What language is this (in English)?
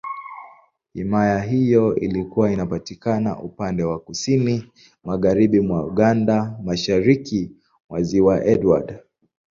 Swahili